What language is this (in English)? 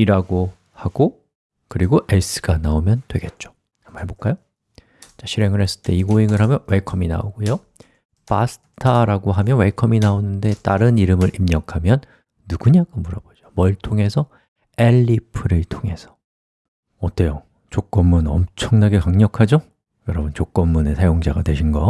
Korean